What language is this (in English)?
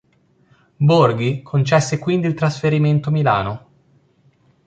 Italian